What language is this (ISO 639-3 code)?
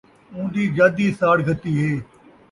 skr